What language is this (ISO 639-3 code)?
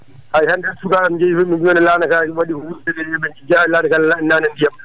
ful